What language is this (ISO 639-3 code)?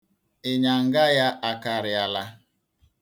ibo